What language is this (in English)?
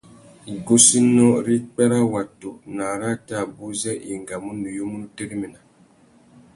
Tuki